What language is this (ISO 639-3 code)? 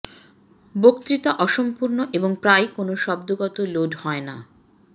ben